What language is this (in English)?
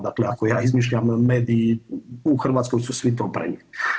Croatian